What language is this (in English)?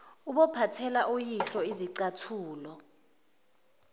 Zulu